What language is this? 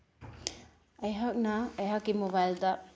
Manipuri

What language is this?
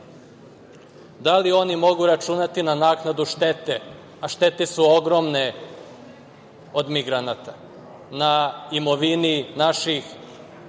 Serbian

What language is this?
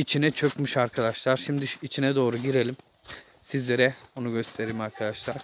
Turkish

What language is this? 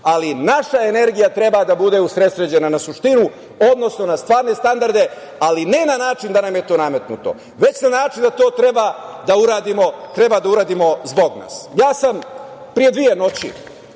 Serbian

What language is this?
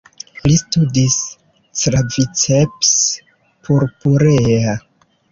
Esperanto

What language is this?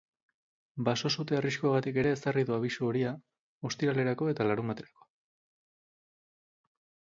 Basque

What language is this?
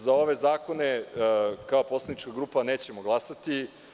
Serbian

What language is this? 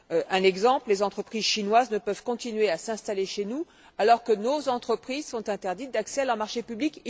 French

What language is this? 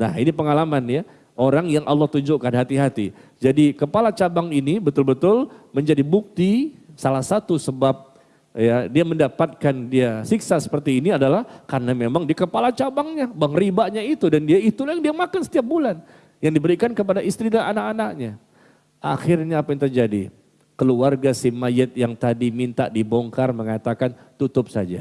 Indonesian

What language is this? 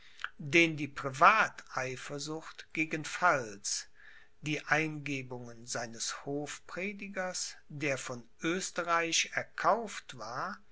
German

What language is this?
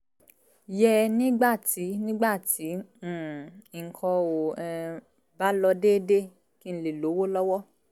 Yoruba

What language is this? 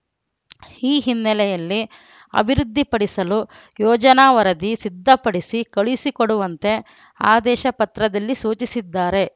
Kannada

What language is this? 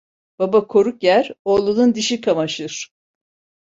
Turkish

